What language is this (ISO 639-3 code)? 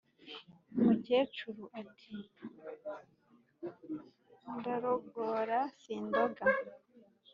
kin